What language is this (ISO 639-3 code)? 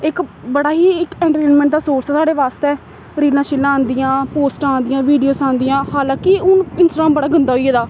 doi